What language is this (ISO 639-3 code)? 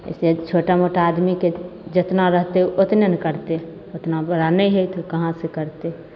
mai